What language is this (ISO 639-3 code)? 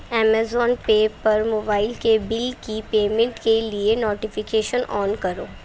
urd